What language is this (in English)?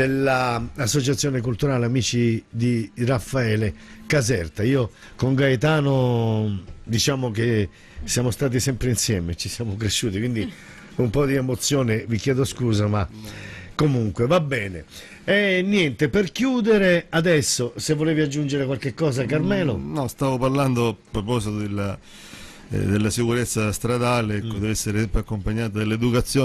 Italian